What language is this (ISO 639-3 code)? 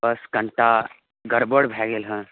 mai